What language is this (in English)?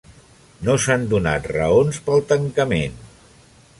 Catalan